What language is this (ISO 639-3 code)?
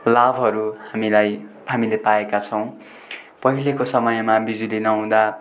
nep